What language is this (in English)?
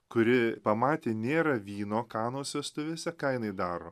Lithuanian